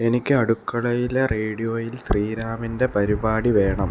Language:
Malayalam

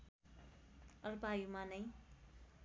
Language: Nepali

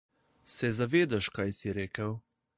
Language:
Slovenian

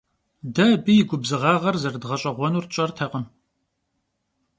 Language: Kabardian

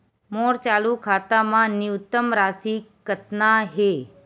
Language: Chhattisgarhi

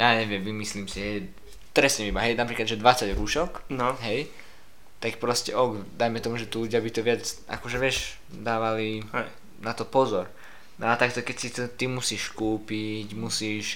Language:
Slovak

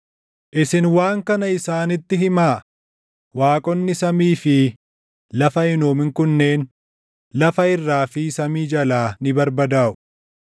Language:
Oromo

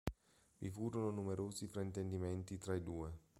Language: Italian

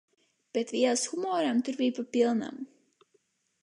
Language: Latvian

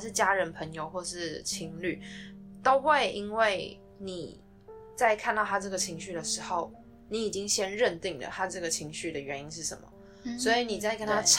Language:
Chinese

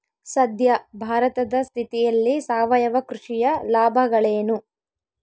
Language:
Kannada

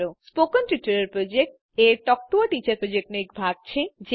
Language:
Gujarati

